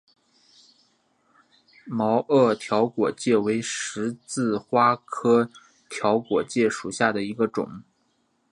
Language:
Chinese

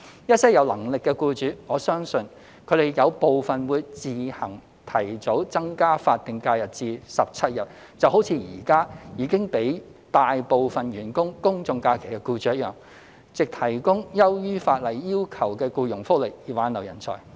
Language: Cantonese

